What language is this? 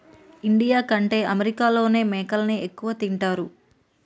Telugu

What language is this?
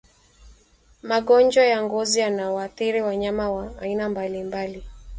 Swahili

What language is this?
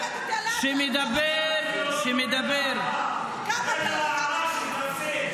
Hebrew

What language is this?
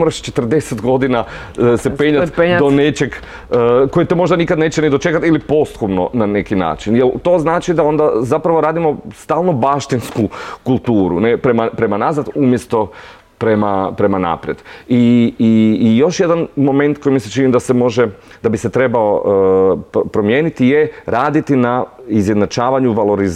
Croatian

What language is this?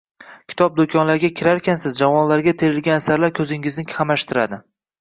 Uzbek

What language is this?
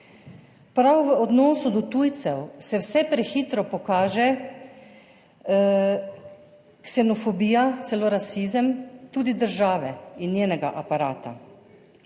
Slovenian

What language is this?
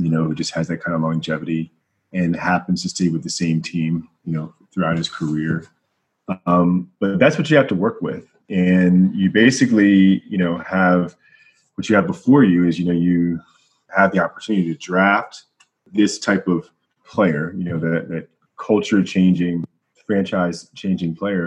English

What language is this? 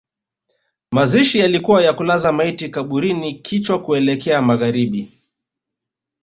Swahili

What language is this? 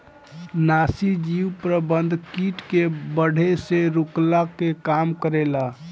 Bhojpuri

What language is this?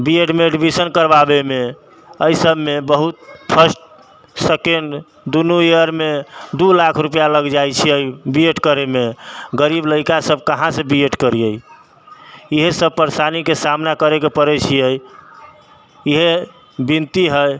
Maithili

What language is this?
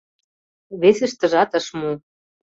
Mari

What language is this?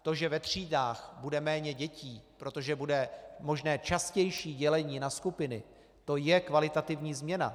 Czech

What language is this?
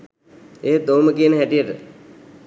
Sinhala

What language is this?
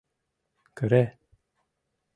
Mari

